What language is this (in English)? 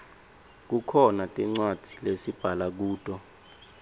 Swati